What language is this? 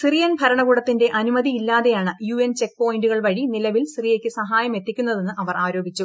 Malayalam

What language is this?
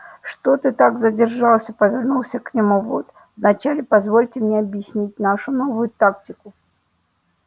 Russian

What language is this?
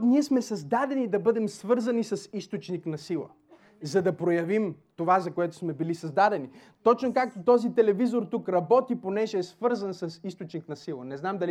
Bulgarian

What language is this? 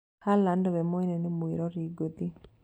Kikuyu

